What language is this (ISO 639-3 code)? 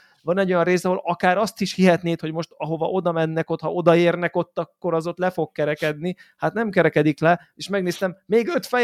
hun